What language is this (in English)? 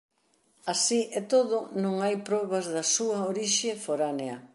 Galician